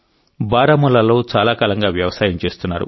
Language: Telugu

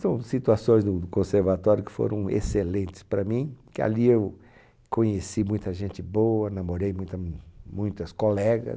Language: Portuguese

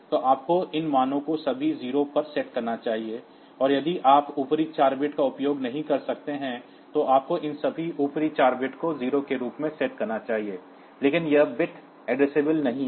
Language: Hindi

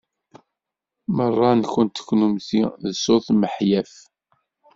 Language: Kabyle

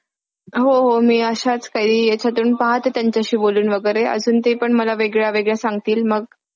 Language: Marathi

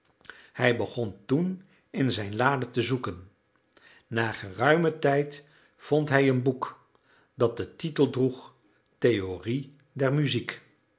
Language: Dutch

